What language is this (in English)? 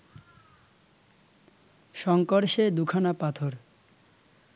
Bangla